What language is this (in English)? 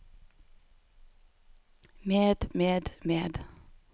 Norwegian